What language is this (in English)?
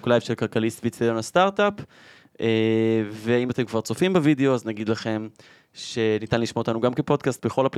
Hebrew